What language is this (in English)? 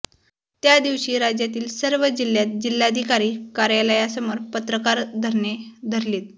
Marathi